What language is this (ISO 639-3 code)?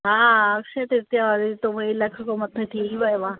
snd